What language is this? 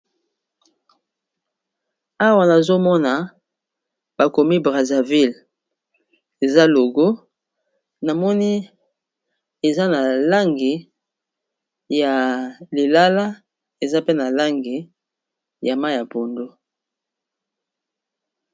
Lingala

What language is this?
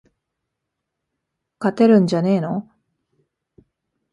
Japanese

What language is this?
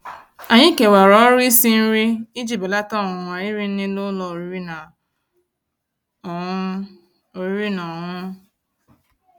Igbo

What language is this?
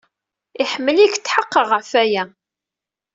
Kabyle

